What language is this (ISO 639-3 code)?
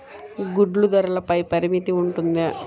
tel